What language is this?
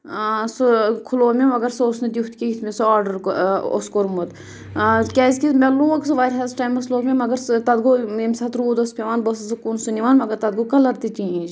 Kashmiri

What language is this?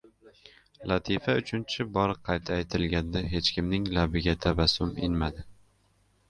Uzbek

